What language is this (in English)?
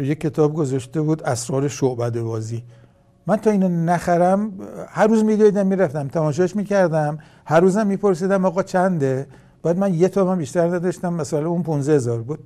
Persian